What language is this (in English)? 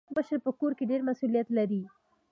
Pashto